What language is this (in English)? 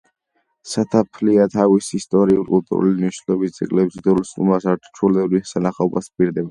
Georgian